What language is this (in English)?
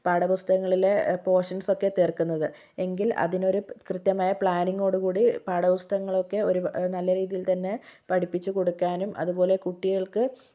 Malayalam